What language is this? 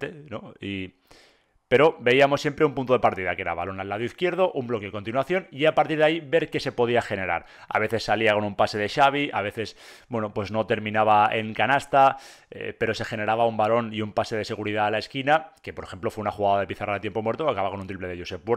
Spanish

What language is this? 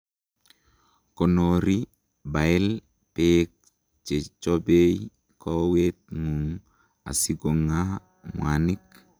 Kalenjin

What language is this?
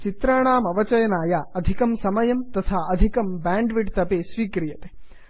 Sanskrit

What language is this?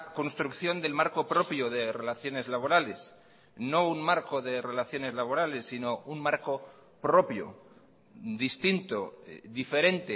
Spanish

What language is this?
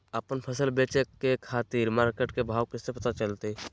Magahi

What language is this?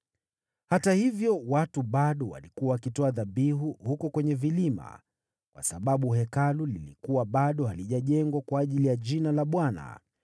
Swahili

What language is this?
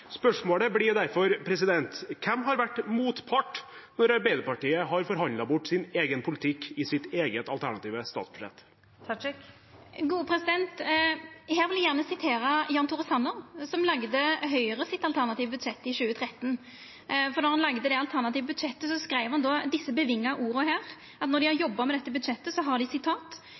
Norwegian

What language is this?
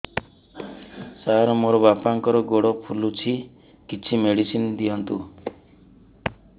Odia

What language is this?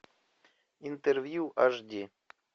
Russian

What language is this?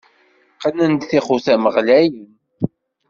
Kabyle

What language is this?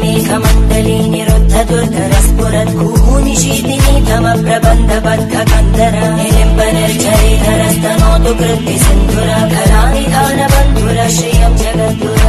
Indonesian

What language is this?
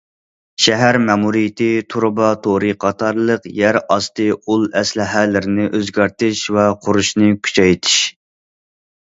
Uyghur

